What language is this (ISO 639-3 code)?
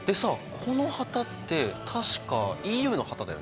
jpn